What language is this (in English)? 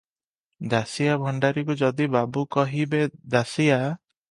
Odia